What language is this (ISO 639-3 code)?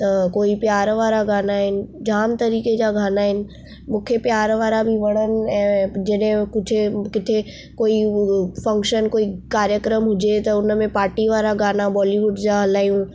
snd